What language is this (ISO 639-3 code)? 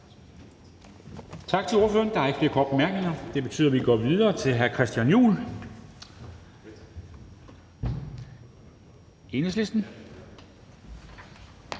dan